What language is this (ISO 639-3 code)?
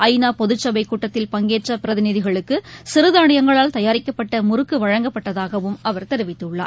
tam